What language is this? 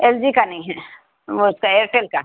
Urdu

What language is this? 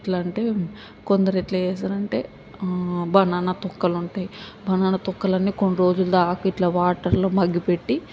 Telugu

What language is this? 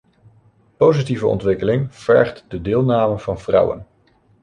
Dutch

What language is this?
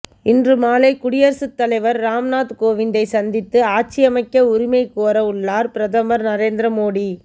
Tamil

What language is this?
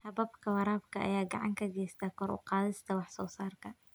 Somali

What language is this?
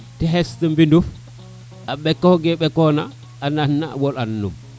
Serer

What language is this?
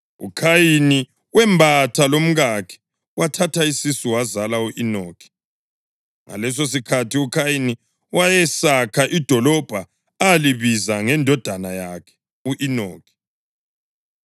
North Ndebele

